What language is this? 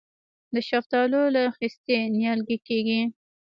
Pashto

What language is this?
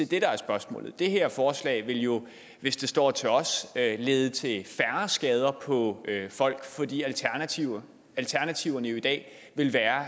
Danish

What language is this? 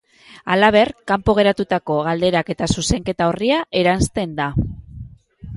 Basque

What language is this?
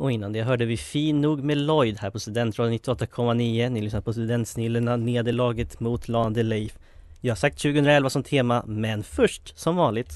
Swedish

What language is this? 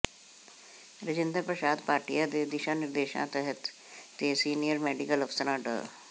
Punjabi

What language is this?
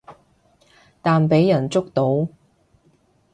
Cantonese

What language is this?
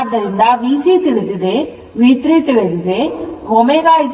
Kannada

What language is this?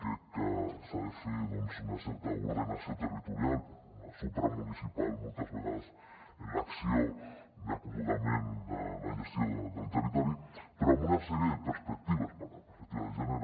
Catalan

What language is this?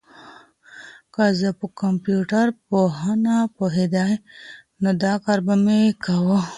Pashto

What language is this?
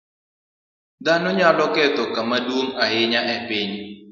Luo (Kenya and Tanzania)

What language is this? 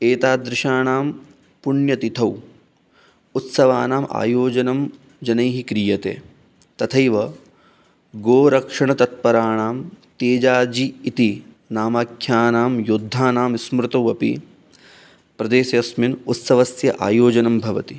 Sanskrit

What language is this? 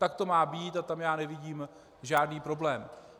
Czech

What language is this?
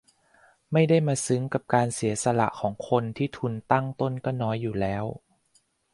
Thai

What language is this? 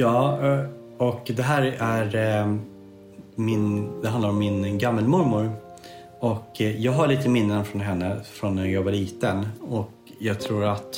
Swedish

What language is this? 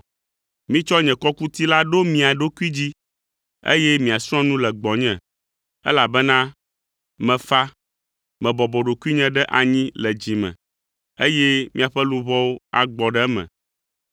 Ewe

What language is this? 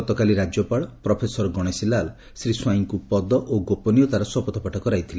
Odia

